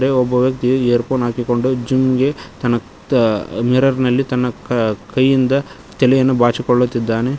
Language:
Kannada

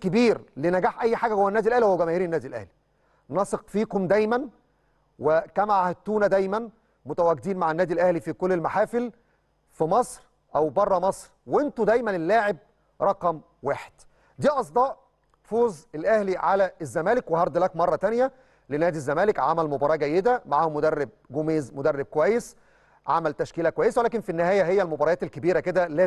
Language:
Arabic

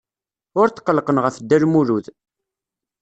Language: Kabyle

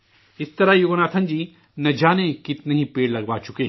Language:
Urdu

